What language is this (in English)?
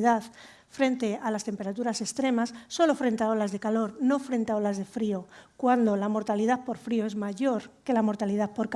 Spanish